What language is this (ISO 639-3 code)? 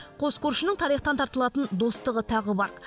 kaz